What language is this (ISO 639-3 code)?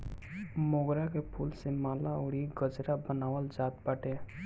bho